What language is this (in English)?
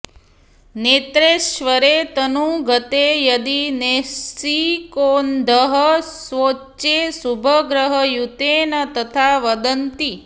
Sanskrit